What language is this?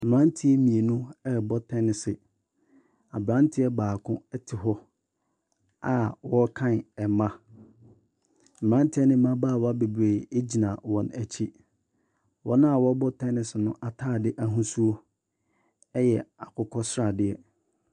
Akan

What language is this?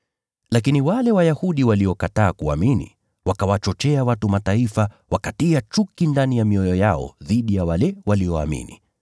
Swahili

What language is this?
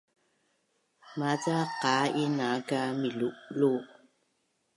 Bunun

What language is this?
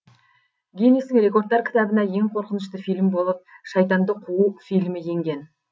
Kazakh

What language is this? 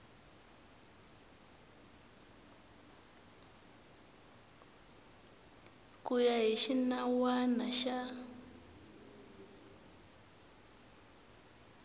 Tsonga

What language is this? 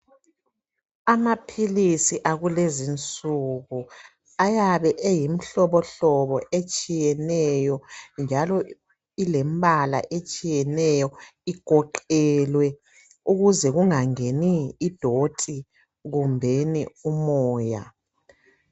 North Ndebele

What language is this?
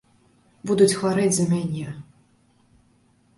Belarusian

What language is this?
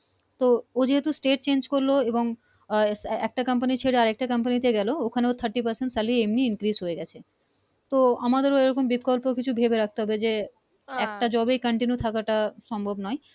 Bangla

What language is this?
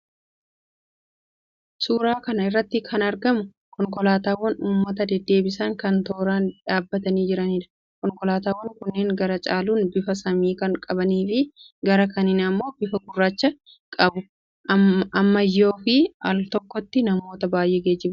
Oromo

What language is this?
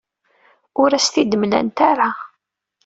Kabyle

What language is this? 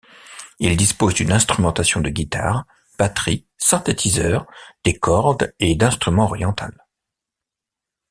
French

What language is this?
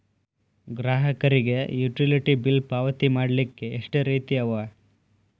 Kannada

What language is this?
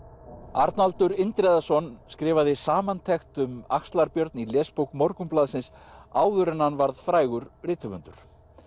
Icelandic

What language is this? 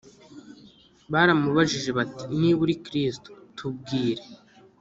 Kinyarwanda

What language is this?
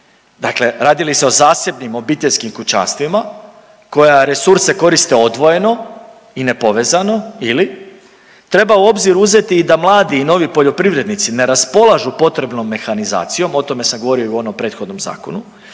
Croatian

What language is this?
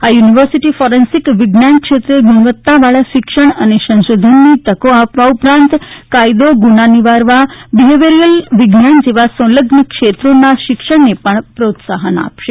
Gujarati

